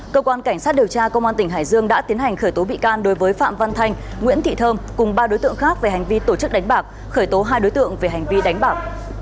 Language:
Vietnamese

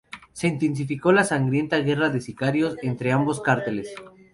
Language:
Spanish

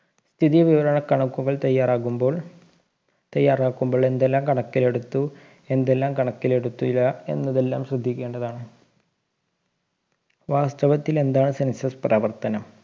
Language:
Malayalam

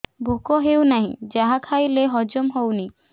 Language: Odia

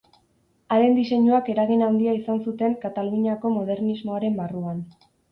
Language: Basque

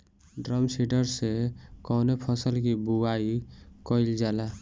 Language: Bhojpuri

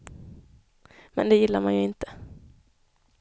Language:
Swedish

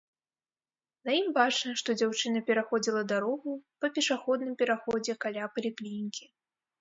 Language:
Belarusian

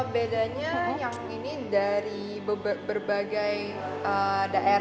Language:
Indonesian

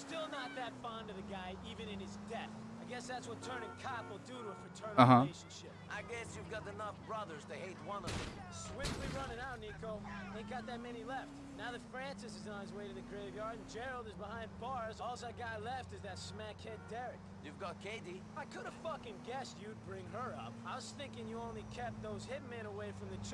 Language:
Turkish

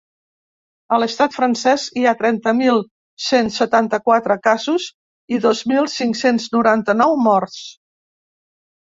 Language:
Catalan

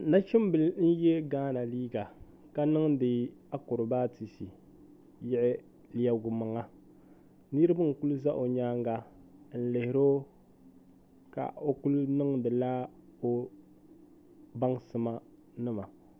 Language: Dagbani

